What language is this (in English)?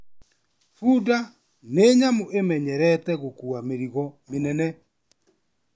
Kikuyu